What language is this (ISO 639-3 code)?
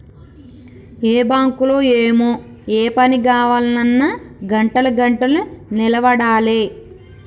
tel